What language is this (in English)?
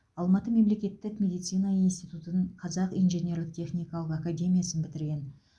Kazakh